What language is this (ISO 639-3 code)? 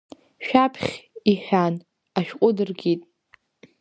abk